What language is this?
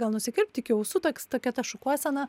Lithuanian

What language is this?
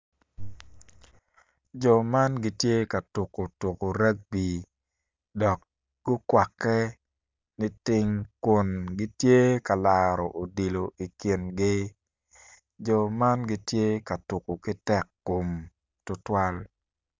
Acoli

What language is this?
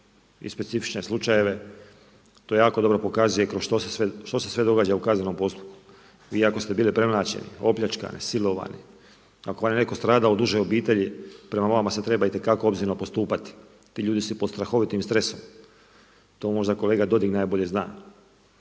Croatian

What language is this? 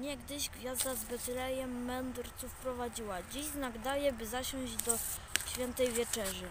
Polish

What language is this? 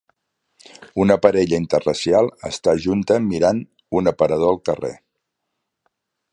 Catalan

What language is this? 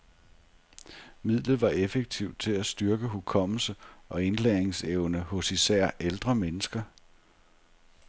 Danish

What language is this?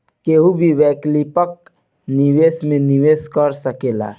Bhojpuri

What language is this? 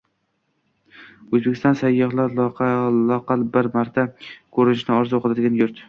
Uzbek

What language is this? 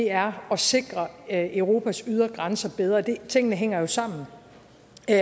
Danish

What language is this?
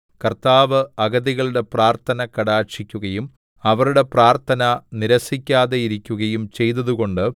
Malayalam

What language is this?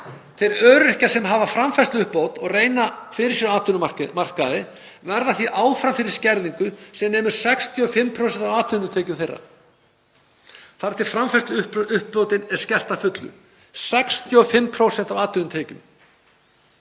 Icelandic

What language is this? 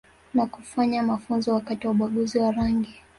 Swahili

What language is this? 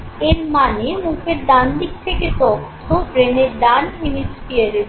Bangla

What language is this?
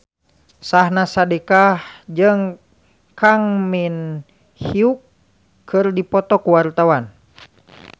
Sundanese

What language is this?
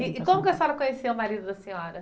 Portuguese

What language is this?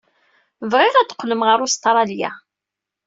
Kabyle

